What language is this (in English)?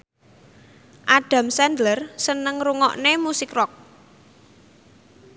Javanese